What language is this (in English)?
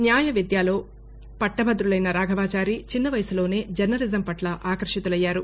Telugu